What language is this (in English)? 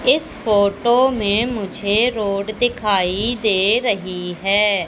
Hindi